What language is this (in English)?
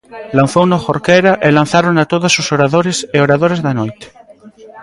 Galician